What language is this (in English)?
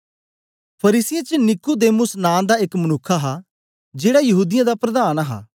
Dogri